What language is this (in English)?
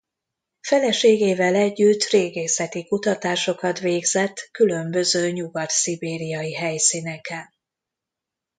Hungarian